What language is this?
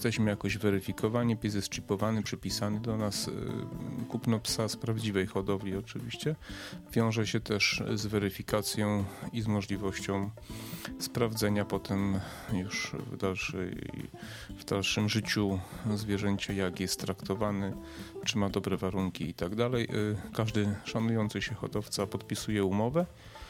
Polish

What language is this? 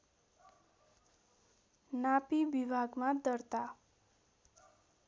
Nepali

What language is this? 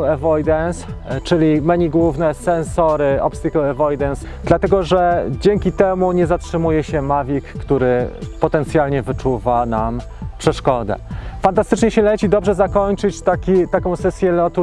Polish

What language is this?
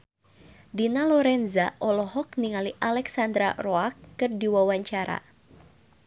Sundanese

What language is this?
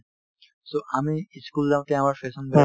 Assamese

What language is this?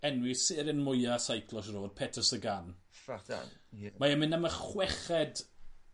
Welsh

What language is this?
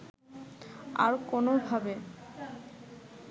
Bangla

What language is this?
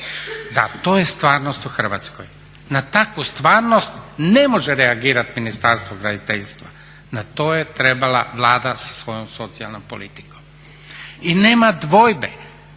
Croatian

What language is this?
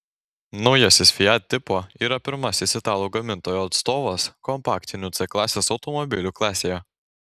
Lithuanian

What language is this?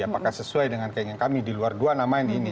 Indonesian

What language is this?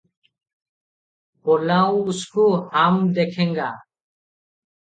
Odia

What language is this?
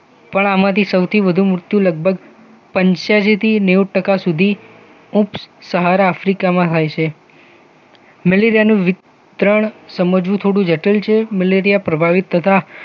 Gujarati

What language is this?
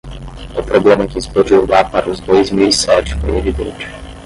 Portuguese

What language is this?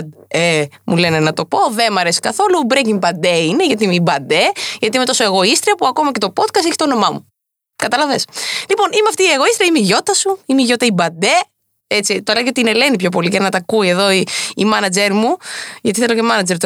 Greek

